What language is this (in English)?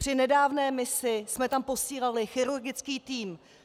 Czech